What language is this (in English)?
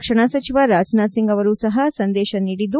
Kannada